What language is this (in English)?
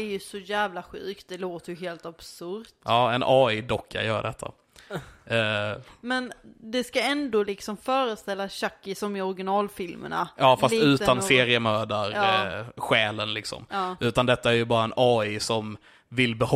Swedish